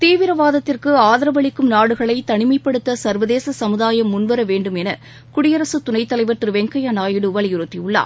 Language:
Tamil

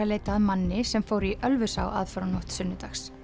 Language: Icelandic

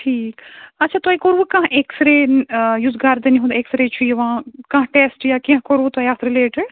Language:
Kashmiri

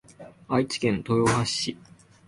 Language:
Japanese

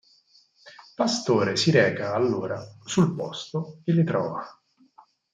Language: Italian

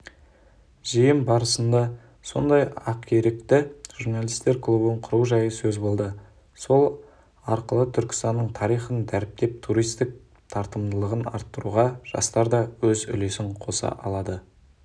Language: Kazakh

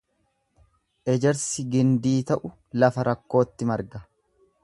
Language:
Oromo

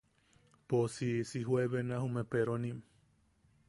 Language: Yaqui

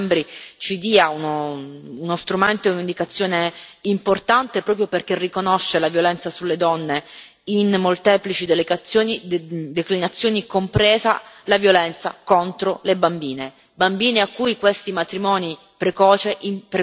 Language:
Italian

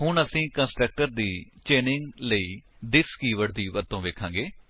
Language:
Punjabi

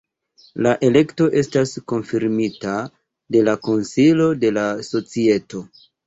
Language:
Esperanto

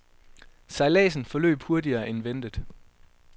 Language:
Danish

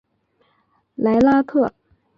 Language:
Chinese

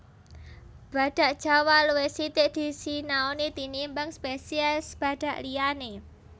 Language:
Javanese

